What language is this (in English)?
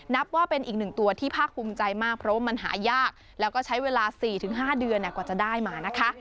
Thai